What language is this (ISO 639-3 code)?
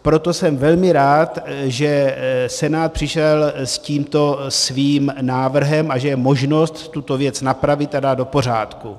ces